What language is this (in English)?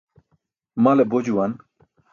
Burushaski